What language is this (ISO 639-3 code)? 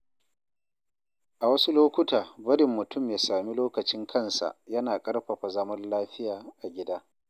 hau